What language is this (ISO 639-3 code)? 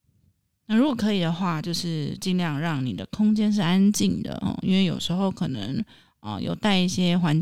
zho